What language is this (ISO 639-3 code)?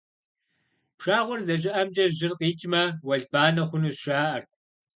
kbd